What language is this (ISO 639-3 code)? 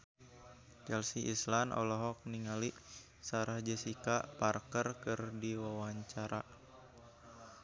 sun